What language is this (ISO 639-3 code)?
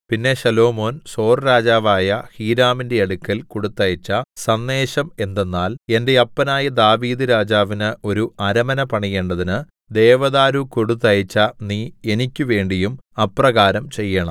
mal